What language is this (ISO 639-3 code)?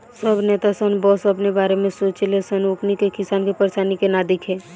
bho